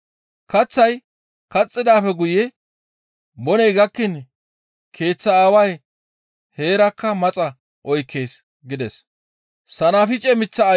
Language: Gamo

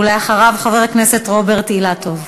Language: Hebrew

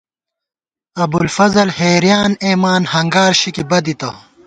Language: Gawar-Bati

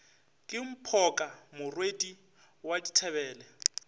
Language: Northern Sotho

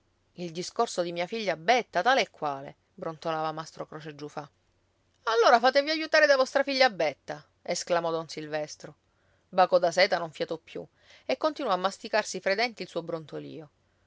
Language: Italian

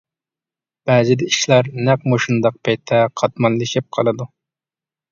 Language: Uyghur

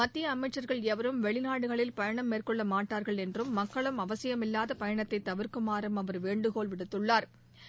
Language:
Tamil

